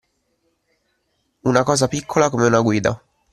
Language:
Italian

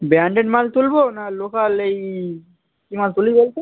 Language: Bangla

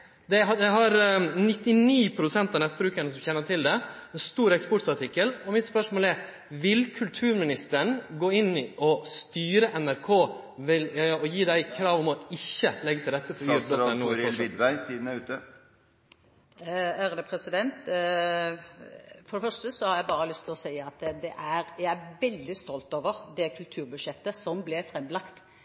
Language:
Norwegian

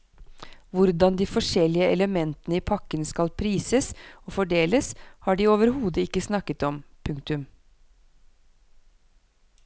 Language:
Norwegian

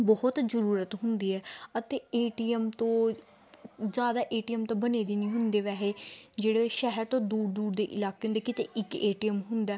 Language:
Punjabi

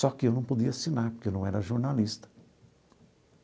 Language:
Portuguese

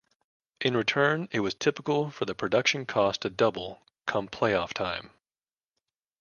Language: English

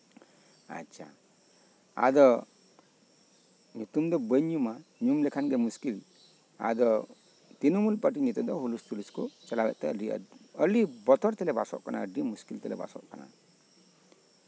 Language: Santali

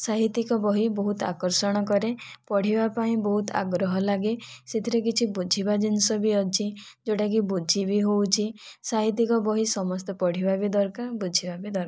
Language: Odia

